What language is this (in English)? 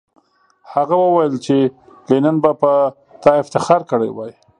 Pashto